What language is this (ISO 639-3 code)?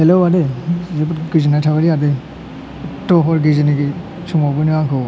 brx